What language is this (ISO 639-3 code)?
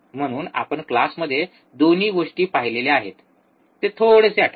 mar